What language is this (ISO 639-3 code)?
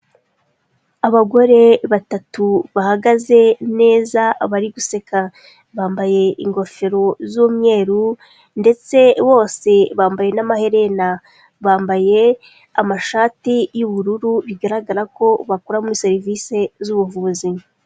kin